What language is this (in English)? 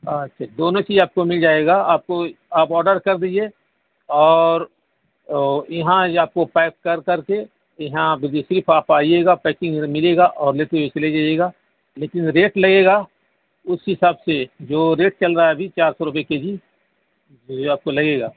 Urdu